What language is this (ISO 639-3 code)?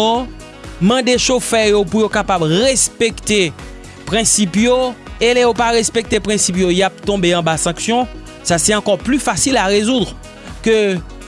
fra